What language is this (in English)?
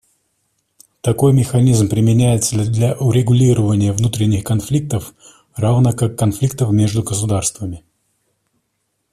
Russian